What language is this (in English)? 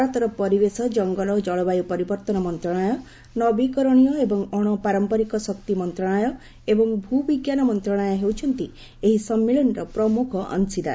Odia